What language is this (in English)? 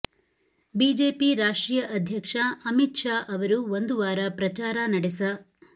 Kannada